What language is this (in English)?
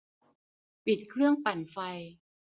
Thai